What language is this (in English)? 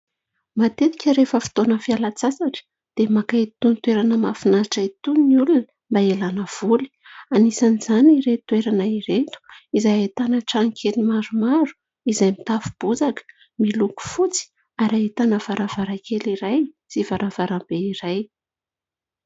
Malagasy